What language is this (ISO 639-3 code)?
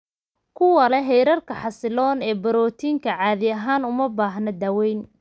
som